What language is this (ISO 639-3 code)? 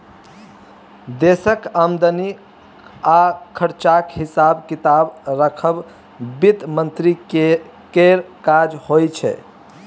mai